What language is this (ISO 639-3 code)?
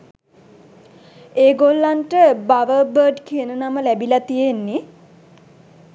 sin